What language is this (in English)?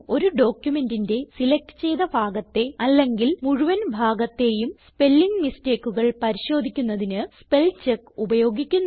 Malayalam